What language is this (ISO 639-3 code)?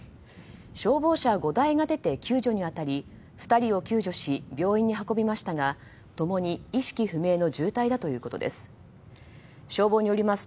jpn